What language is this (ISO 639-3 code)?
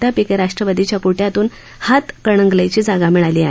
mar